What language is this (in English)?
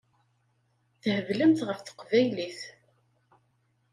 Kabyle